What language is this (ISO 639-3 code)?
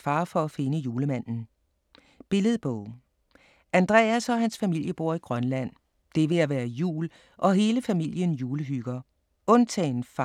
dan